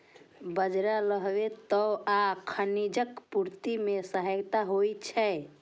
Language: Maithili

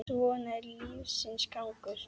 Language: Icelandic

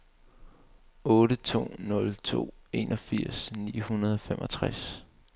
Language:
Danish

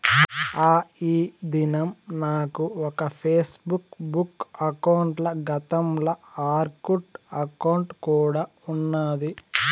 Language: Telugu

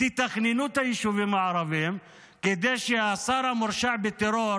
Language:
Hebrew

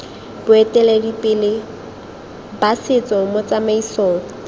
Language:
Tswana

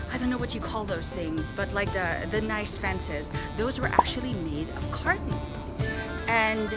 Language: English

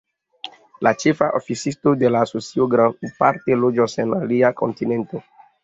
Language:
Esperanto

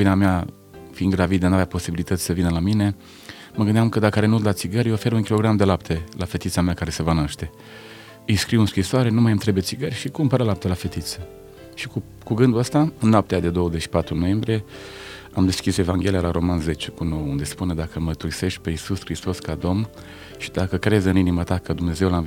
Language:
Romanian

